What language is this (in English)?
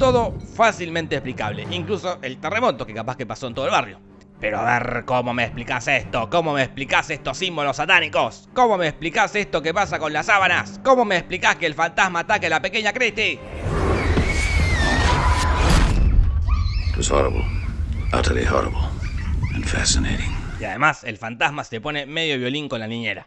Spanish